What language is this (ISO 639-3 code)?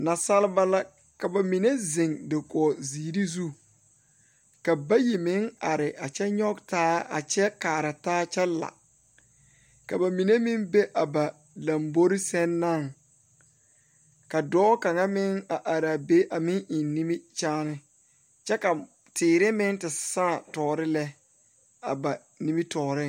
dga